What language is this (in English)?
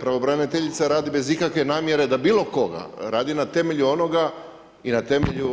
Croatian